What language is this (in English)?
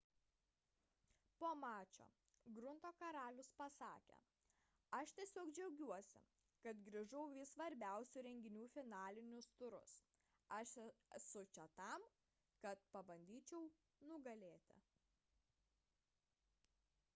Lithuanian